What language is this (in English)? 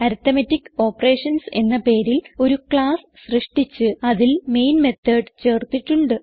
Malayalam